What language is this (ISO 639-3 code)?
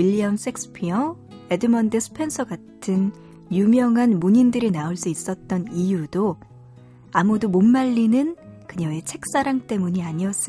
kor